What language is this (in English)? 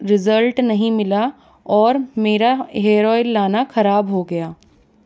Hindi